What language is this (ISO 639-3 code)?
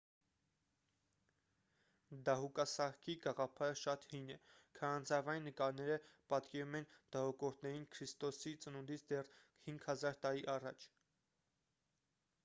hye